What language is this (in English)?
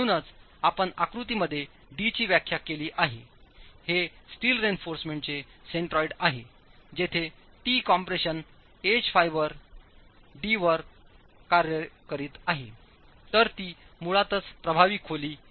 Marathi